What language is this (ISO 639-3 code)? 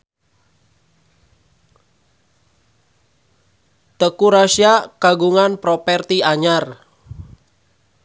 sun